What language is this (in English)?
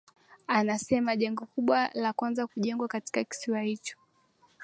Swahili